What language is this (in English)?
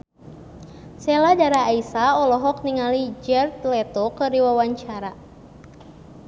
Sundanese